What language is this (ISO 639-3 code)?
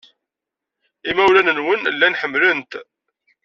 kab